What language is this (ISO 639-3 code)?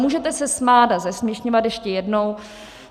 ces